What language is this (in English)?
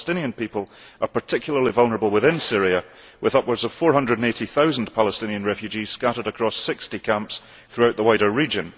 English